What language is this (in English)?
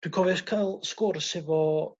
Welsh